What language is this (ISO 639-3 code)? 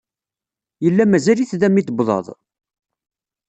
kab